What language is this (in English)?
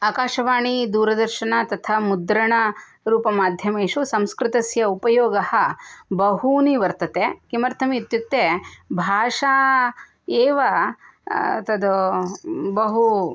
Sanskrit